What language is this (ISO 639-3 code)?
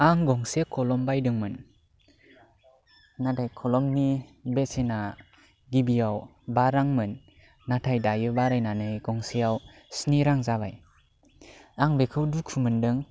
brx